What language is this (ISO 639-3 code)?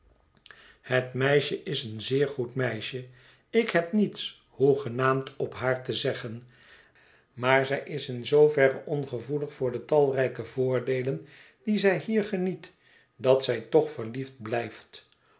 nld